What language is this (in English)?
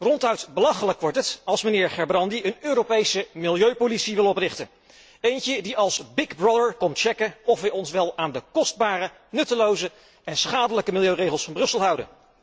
Dutch